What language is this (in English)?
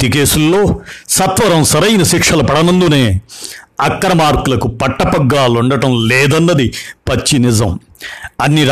Telugu